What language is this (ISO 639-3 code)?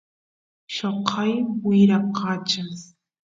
qus